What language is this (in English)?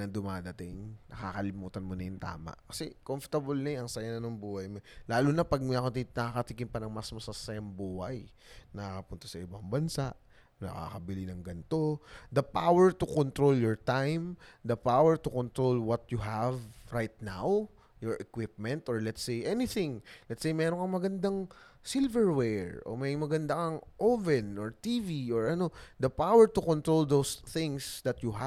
Filipino